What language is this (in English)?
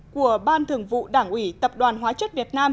Vietnamese